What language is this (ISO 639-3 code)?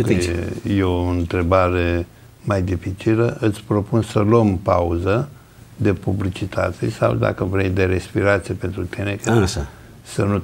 ron